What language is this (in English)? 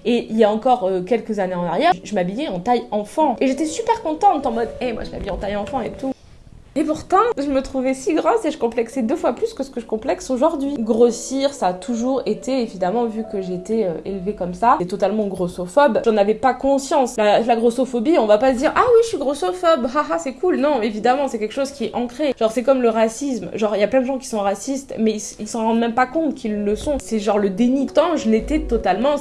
French